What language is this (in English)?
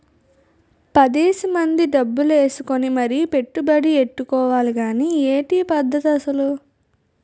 Telugu